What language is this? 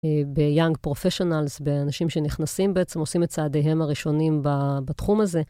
Hebrew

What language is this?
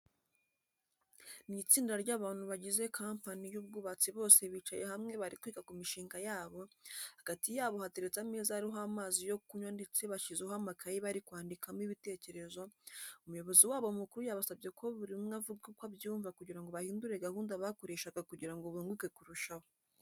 Kinyarwanda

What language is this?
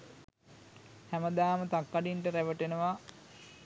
Sinhala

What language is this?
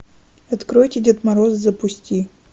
Russian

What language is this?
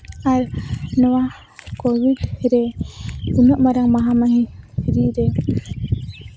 Santali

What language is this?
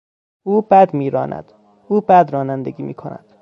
Persian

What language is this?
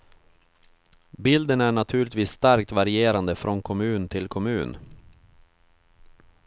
Swedish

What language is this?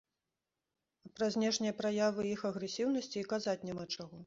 Belarusian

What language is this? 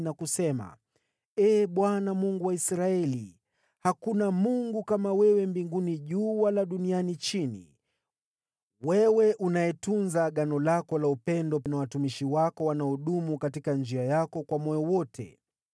Swahili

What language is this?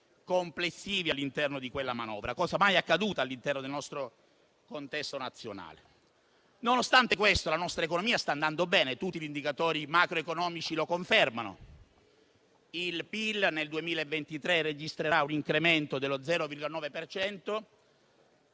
Italian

